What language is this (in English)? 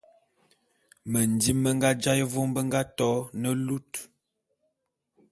Bulu